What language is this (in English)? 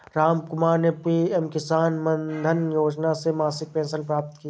Hindi